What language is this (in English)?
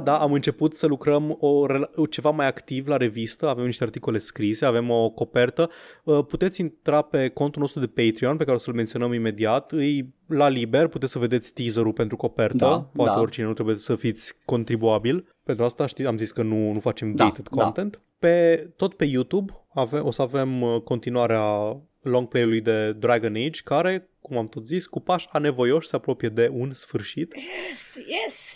Romanian